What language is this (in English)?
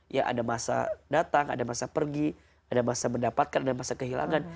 Indonesian